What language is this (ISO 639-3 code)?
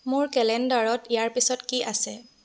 asm